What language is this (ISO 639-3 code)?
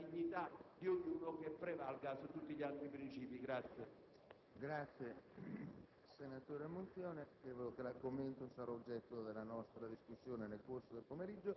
ita